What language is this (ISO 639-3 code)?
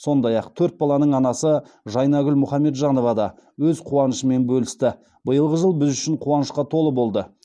kaz